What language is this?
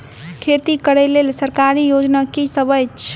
Maithili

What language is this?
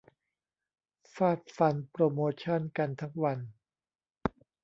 Thai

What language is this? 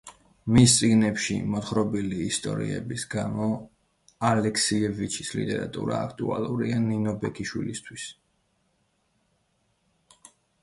Georgian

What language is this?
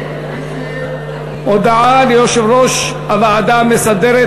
Hebrew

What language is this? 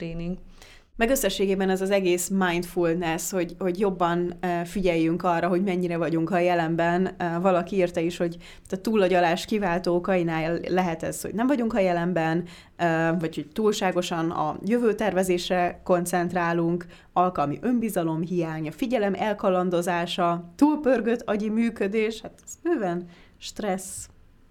Hungarian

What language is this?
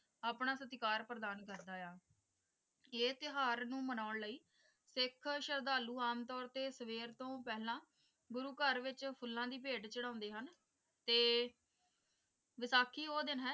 Punjabi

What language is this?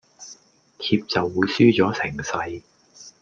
Cantonese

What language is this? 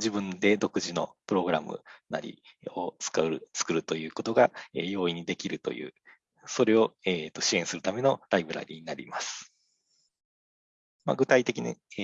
Japanese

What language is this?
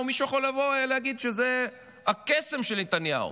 Hebrew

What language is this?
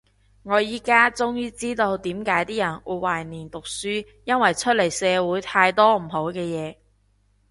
Cantonese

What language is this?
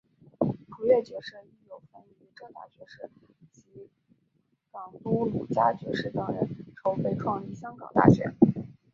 Chinese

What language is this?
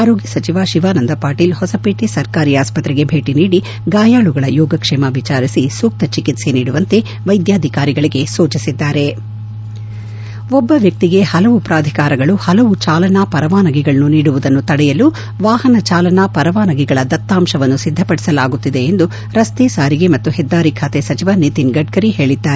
Kannada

